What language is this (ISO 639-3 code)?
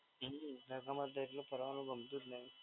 guj